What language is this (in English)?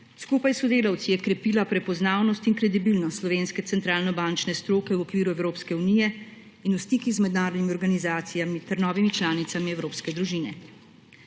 Slovenian